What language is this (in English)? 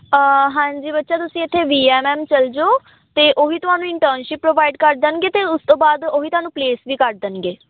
Punjabi